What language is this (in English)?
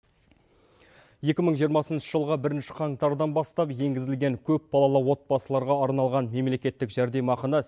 Kazakh